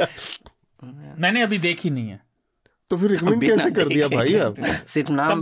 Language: Hindi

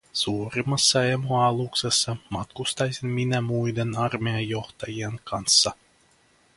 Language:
Finnish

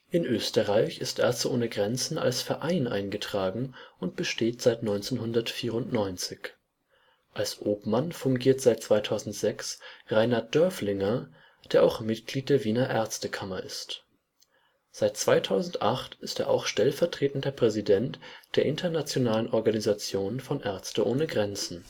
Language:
German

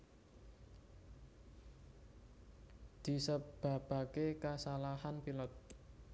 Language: Javanese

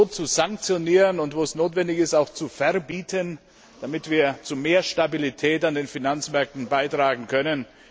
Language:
German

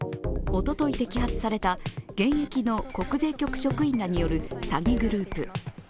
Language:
Japanese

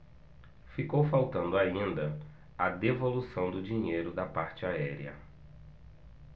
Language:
Portuguese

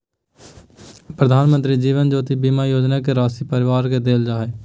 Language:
Magahi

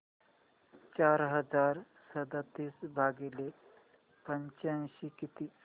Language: Marathi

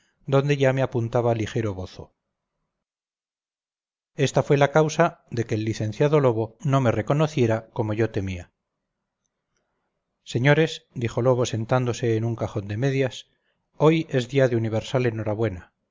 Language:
Spanish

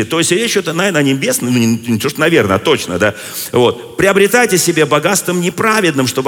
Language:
Russian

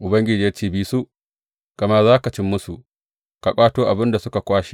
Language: Hausa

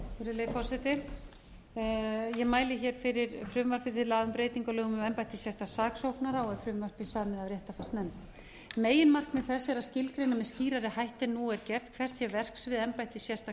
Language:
Icelandic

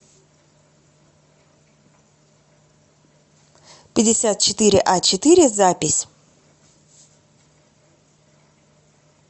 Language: Russian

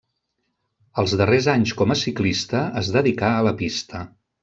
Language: Catalan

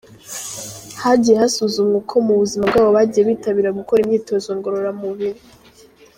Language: Kinyarwanda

